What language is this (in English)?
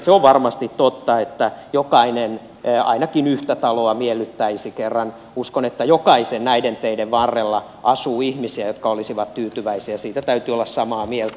Finnish